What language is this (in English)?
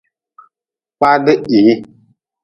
Nawdm